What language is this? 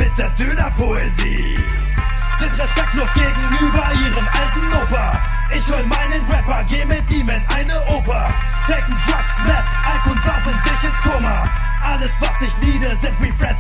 German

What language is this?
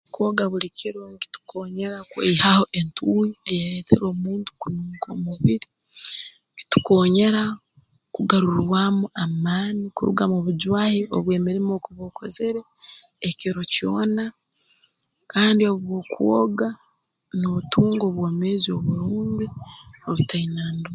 Tooro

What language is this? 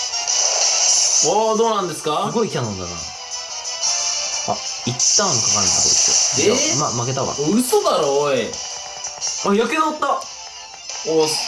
Japanese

